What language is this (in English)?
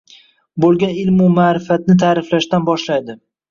Uzbek